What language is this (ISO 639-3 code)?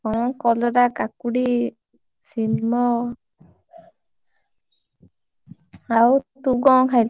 ori